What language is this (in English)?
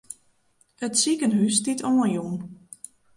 Western Frisian